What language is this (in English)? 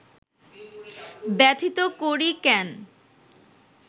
Bangla